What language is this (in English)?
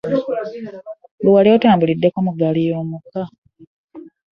Ganda